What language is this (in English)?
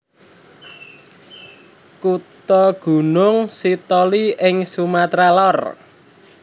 Javanese